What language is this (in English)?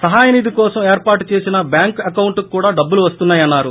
Telugu